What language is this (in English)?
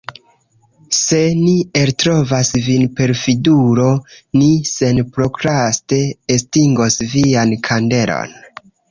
Esperanto